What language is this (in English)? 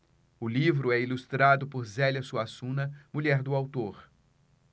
Portuguese